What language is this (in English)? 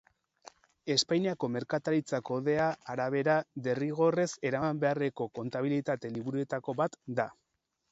Basque